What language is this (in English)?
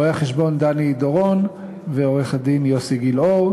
Hebrew